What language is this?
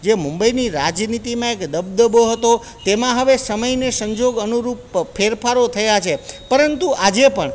Gujarati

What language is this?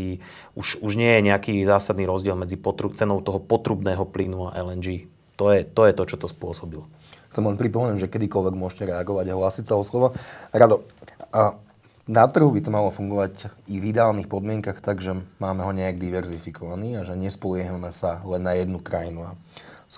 Slovak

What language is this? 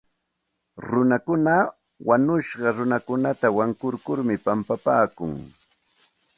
Santa Ana de Tusi Pasco Quechua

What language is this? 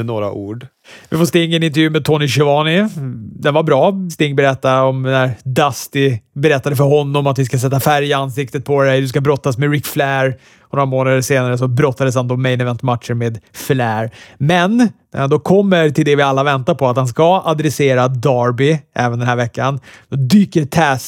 Swedish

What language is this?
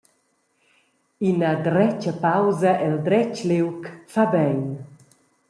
Romansh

